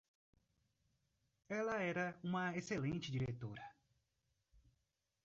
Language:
Portuguese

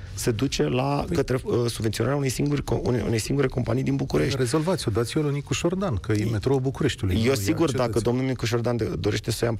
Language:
Romanian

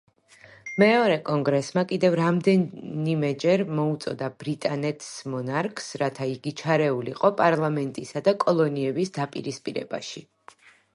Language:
Georgian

